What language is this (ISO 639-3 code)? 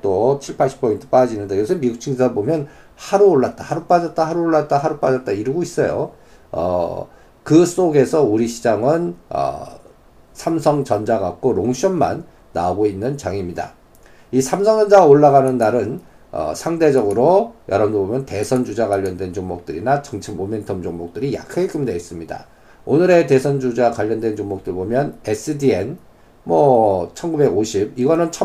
kor